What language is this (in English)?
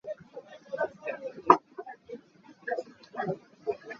Hakha Chin